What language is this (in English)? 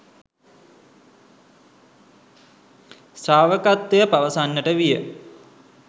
Sinhala